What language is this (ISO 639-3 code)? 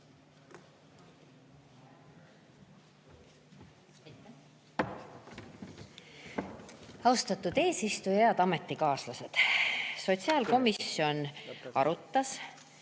est